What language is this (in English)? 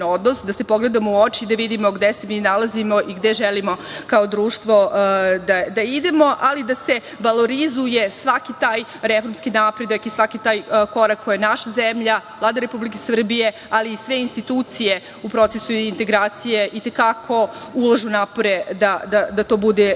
Serbian